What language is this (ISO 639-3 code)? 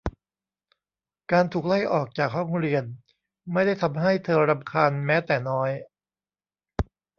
tha